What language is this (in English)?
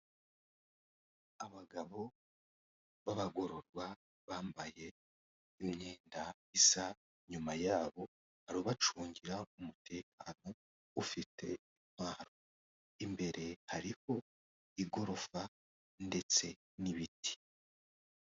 Kinyarwanda